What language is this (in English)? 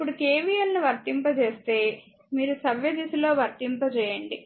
Telugu